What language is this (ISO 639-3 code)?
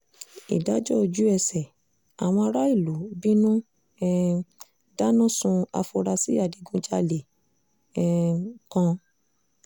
yor